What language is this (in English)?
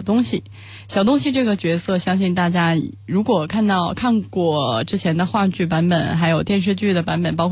Chinese